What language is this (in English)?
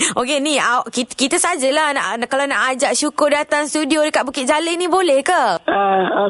Malay